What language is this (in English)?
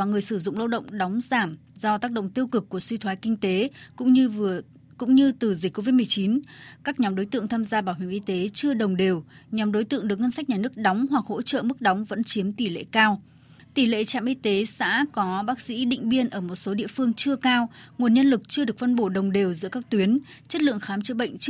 Vietnamese